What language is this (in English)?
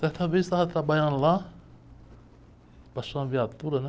Portuguese